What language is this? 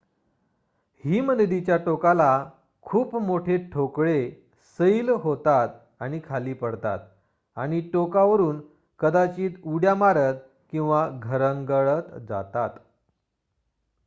Marathi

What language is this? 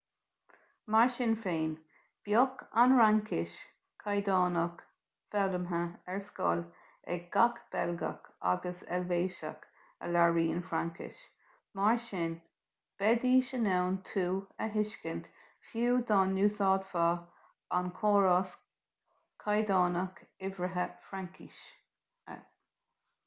Irish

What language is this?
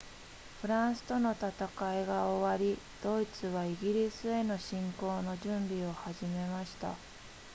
Japanese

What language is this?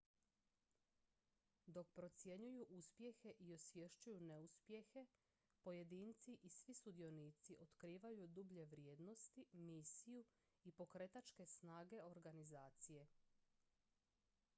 Croatian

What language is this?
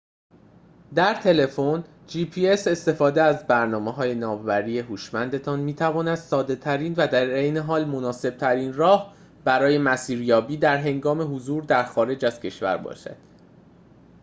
Persian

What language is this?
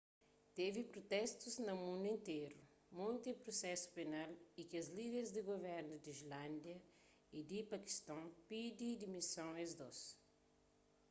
Kabuverdianu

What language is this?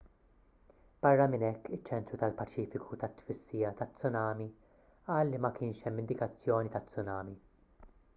Maltese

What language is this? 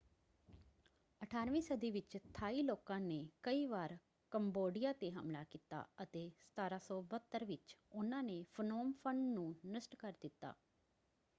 Punjabi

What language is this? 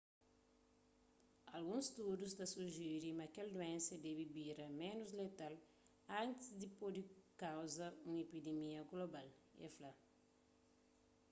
Kabuverdianu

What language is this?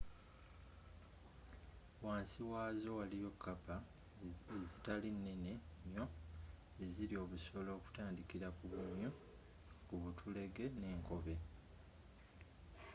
Ganda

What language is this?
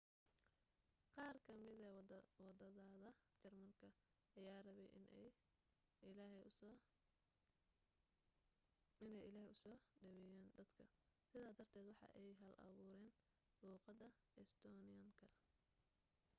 Somali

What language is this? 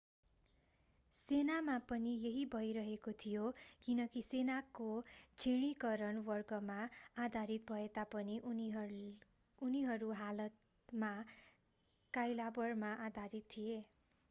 Nepali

